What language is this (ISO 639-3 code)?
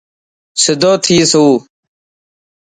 mki